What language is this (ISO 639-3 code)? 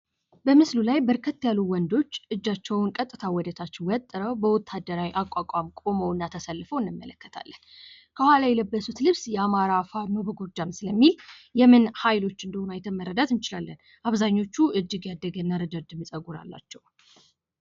amh